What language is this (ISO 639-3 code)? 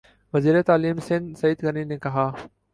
urd